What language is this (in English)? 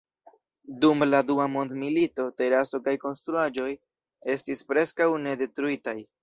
Esperanto